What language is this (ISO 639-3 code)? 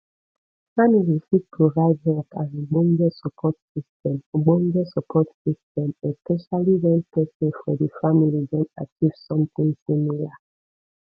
pcm